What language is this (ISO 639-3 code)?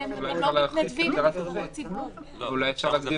heb